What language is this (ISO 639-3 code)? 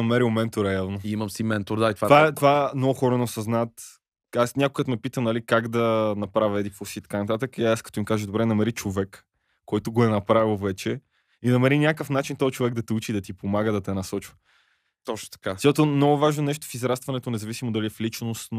bul